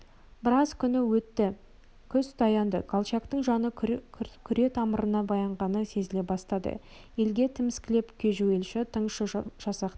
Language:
Kazakh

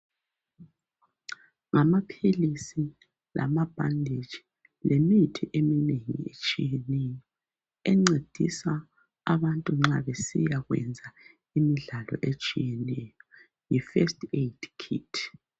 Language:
North Ndebele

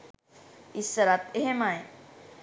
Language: Sinhala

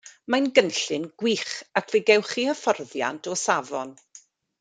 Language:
Welsh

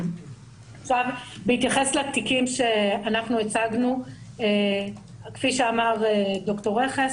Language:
Hebrew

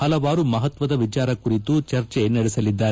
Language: Kannada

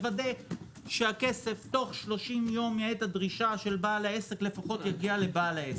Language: Hebrew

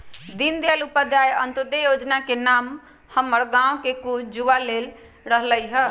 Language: Magahi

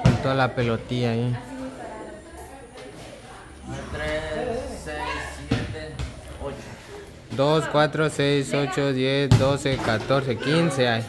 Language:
Spanish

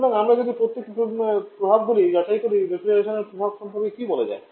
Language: Bangla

